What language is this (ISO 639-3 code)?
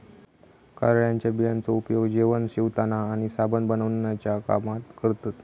mar